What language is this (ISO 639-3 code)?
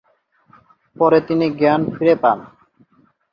ben